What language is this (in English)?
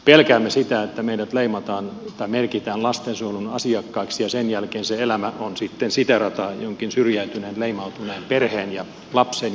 Finnish